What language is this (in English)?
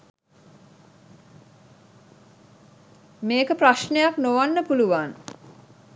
Sinhala